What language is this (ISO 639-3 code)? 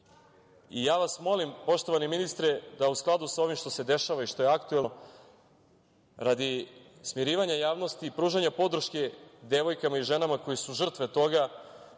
srp